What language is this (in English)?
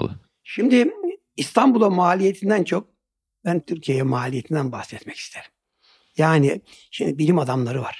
Turkish